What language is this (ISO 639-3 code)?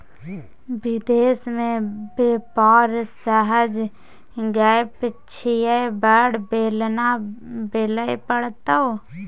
mai